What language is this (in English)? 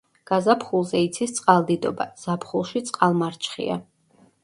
Georgian